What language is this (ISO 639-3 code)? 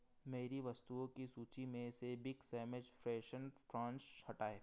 hin